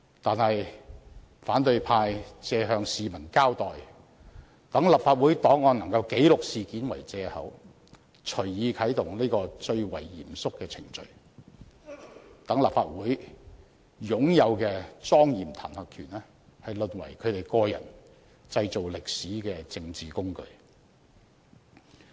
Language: Cantonese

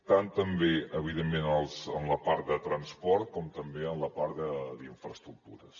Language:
Catalan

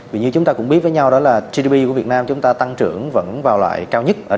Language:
Vietnamese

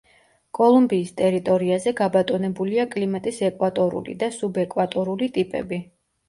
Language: Georgian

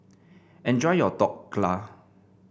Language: English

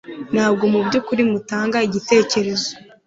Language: Kinyarwanda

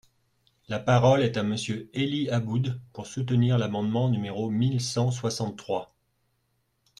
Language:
French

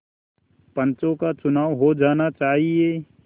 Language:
Hindi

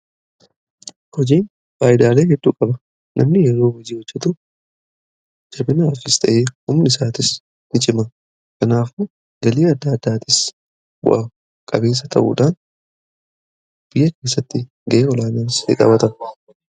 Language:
Oromo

